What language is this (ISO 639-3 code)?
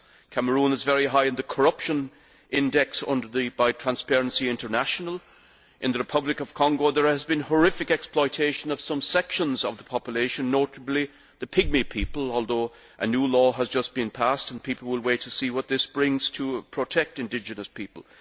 eng